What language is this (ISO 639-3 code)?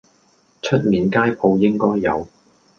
yue